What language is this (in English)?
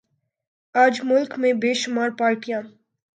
Urdu